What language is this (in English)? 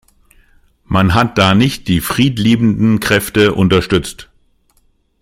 German